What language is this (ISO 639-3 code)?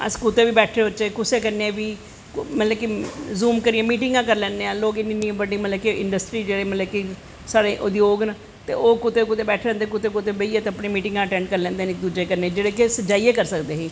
doi